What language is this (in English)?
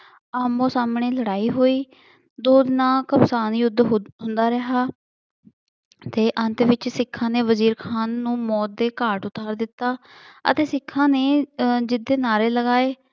Punjabi